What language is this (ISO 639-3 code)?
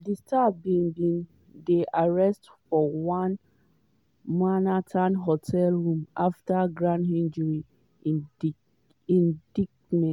pcm